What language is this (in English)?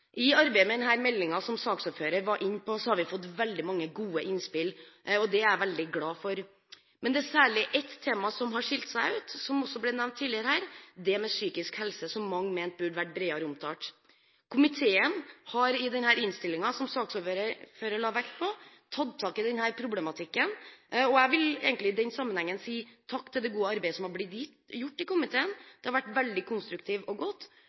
Norwegian Bokmål